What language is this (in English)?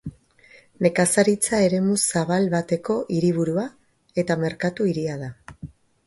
Basque